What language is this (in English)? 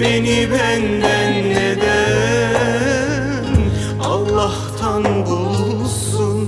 Turkish